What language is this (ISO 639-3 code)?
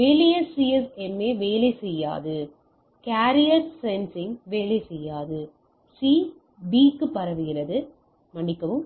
tam